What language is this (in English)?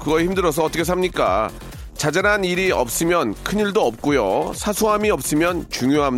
Korean